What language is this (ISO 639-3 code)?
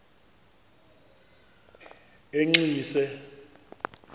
xho